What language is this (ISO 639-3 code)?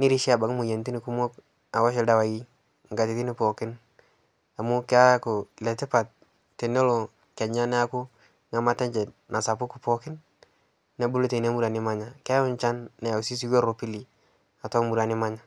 mas